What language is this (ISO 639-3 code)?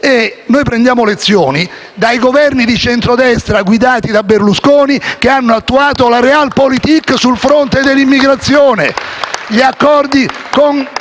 ita